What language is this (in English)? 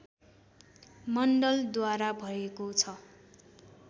Nepali